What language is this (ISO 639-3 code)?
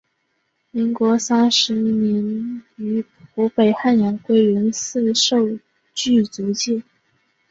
zho